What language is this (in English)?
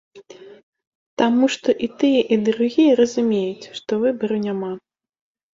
Belarusian